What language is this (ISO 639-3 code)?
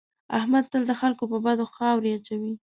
pus